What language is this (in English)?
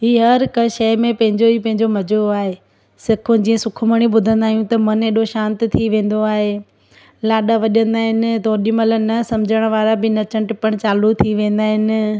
Sindhi